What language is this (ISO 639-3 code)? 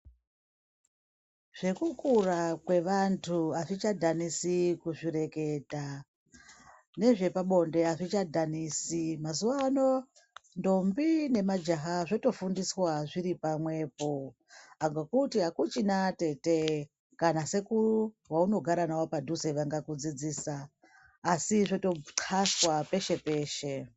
ndc